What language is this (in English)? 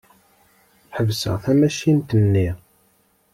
Kabyle